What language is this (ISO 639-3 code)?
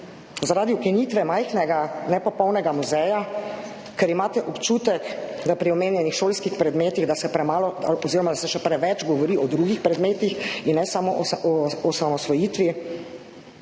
slv